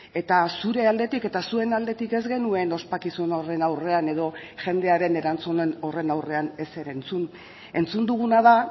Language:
Basque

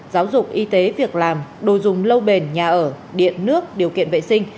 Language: Vietnamese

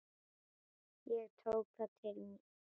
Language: Icelandic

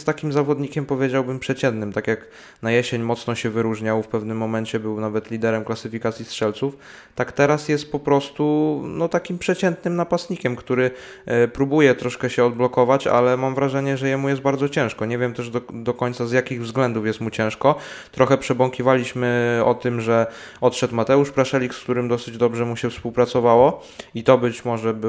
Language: Polish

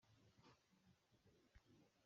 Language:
Basque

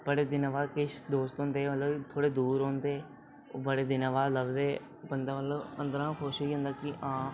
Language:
Dogri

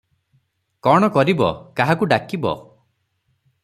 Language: Odia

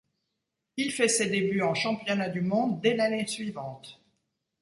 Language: French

